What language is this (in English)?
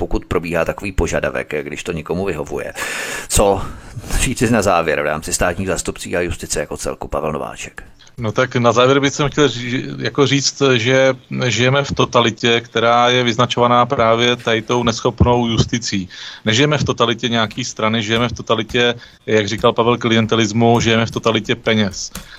Czech